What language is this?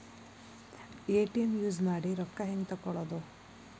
Kannada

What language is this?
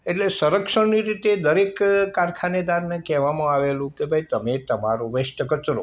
Gujarati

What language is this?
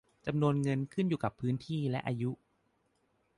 Thai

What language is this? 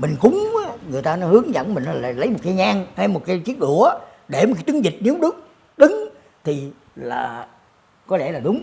Vietnamese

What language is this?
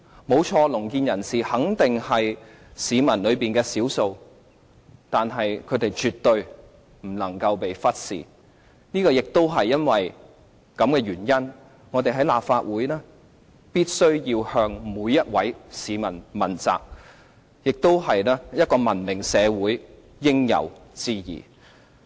Cantonese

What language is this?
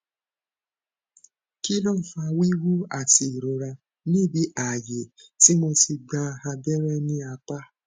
Yoruba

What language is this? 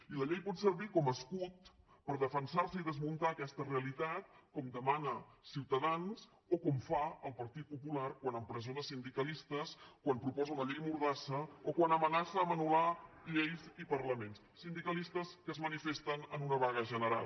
Catalan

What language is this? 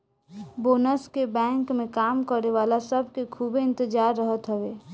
Bhojpuri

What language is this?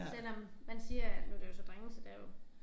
Danish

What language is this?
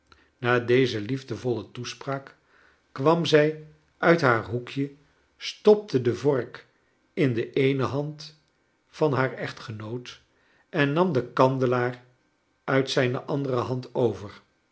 Dutch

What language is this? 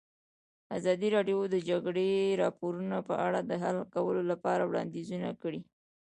Pashto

